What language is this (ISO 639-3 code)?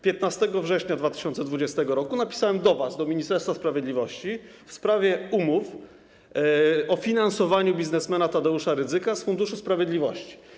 pol